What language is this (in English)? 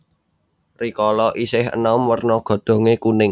Javanese